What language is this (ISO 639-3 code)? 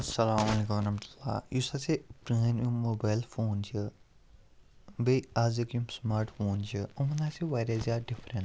kas